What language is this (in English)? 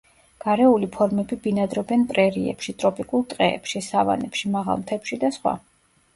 Georgian